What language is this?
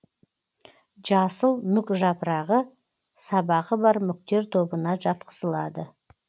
Kazakh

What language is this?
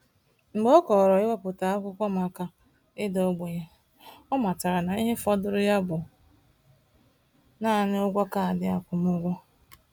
Igbo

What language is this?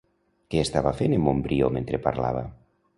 Catalan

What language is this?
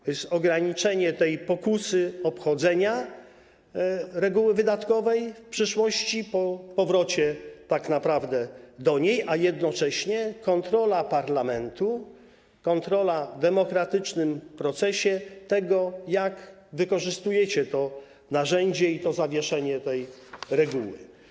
Polish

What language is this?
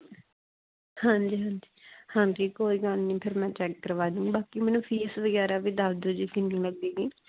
Punjabi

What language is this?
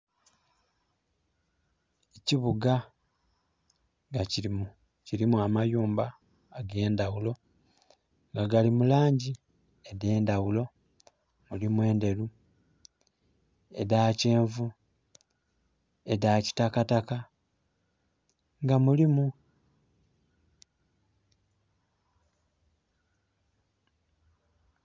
Soga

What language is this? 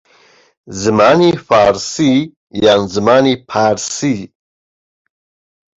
Central Kurdish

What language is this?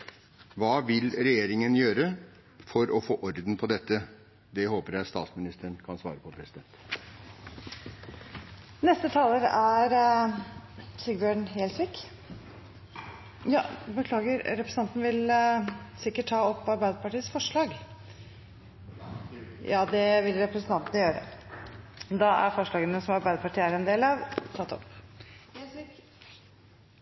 Norwegian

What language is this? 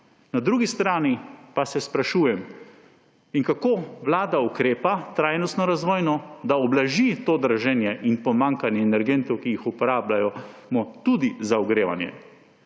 Slovenian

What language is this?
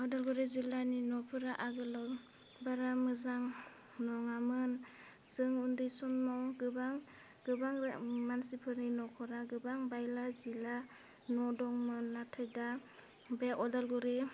Bodo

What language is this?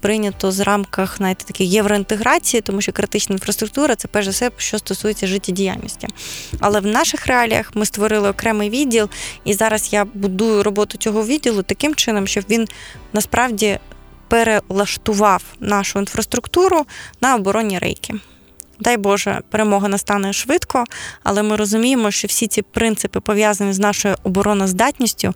Ukrainian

